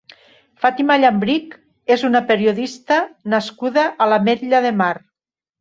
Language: Catalan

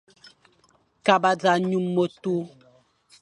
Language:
Fang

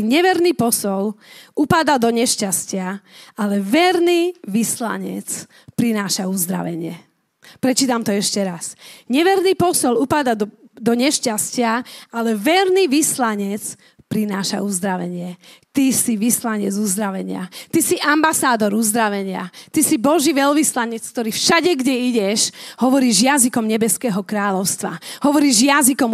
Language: Slovak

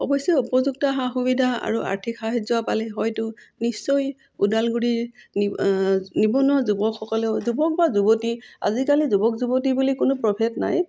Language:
Assamese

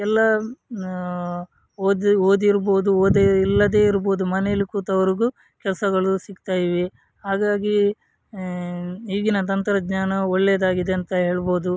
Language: Kannada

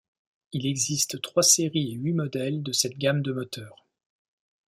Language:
French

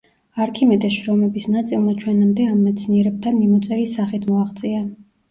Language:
Georgian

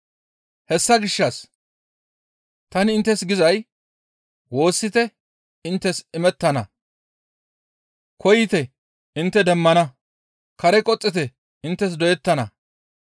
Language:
Gamo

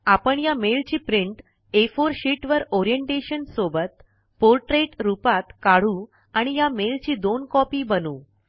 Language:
Marathi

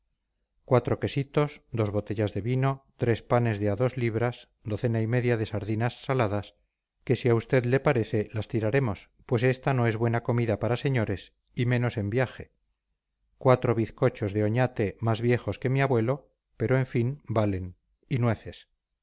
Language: Spanish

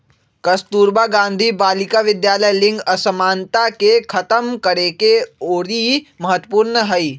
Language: Magahi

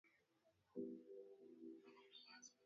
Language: Swahili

